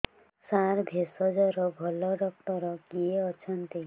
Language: Odia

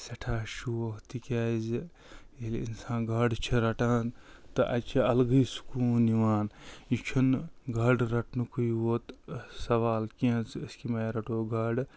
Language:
Kashmiri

